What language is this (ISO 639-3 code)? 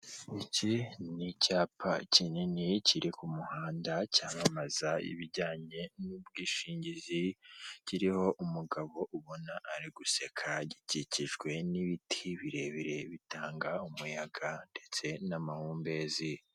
kin